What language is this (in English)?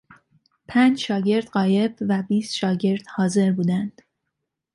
Persian